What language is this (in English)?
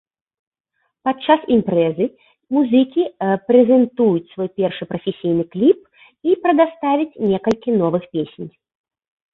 Belarusian